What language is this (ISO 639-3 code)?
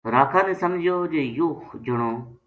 gju